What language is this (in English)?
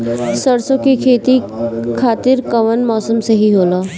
Bhojpuri